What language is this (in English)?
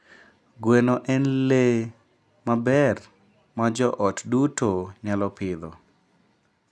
Luo (Kenya and Tanzania)